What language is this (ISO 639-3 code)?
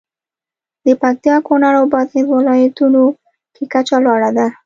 pus